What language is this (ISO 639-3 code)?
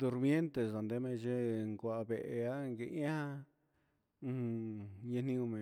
mxs